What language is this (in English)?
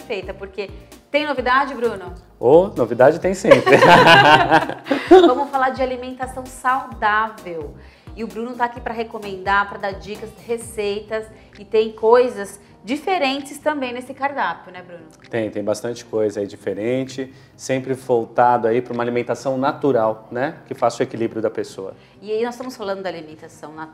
Portuguese